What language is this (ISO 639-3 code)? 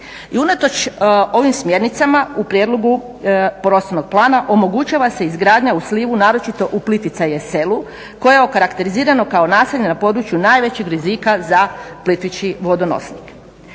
hrv